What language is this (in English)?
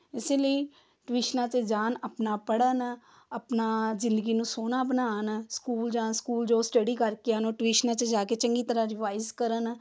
Punjabi